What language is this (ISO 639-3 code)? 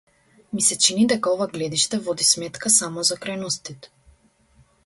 mkd